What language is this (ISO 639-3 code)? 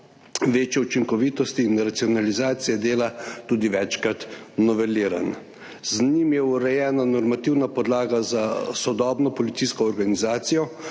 slv